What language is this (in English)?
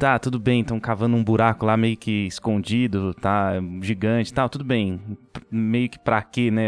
Portuguese